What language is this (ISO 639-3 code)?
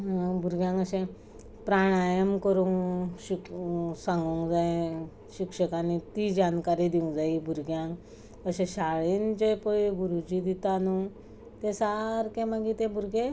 kok